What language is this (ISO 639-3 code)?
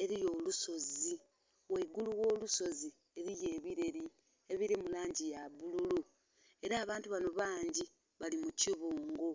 xog